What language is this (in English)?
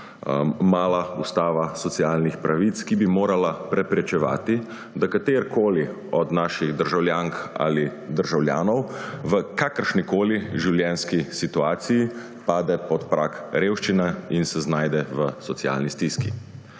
Slovenian